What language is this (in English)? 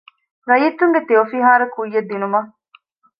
Divehi